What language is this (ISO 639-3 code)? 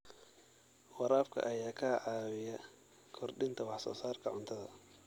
som